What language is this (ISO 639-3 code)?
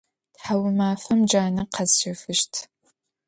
ady